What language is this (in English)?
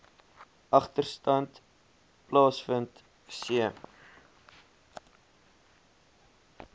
Afrikaans